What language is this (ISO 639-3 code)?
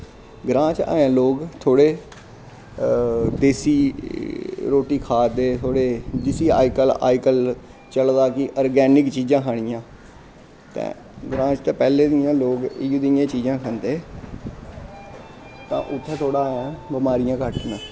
doi